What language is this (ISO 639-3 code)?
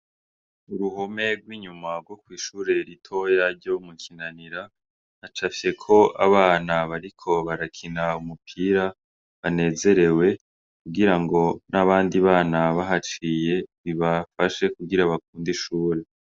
run